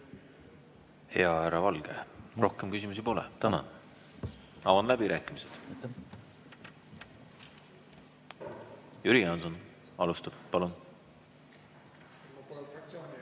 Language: Estonian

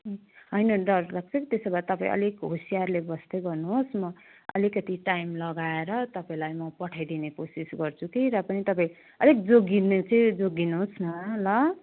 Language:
Nepali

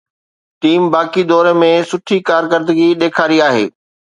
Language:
Sindhi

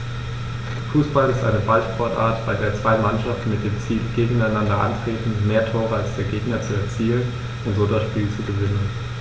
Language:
German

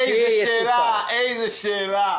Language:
Hebrew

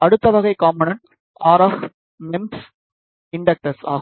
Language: Tamil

